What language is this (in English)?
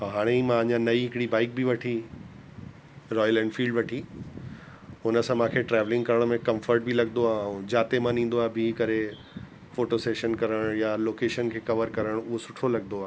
Sindhi